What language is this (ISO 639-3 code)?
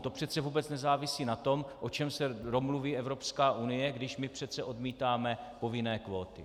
ces